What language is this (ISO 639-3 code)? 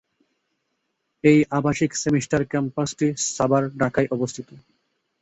ben